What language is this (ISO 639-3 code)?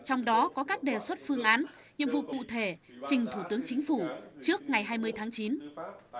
vie